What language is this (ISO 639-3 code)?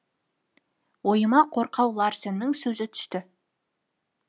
kaz